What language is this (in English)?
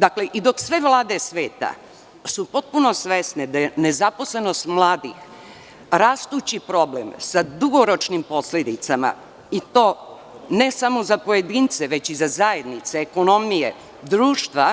Serbian